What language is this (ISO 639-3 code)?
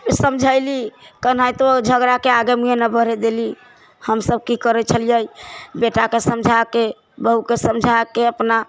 mai